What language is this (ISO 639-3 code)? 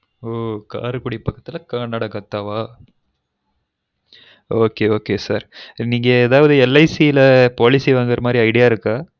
tam